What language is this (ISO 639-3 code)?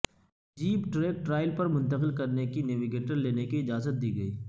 urd